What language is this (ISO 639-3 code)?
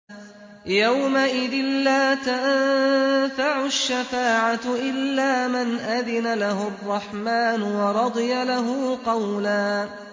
ara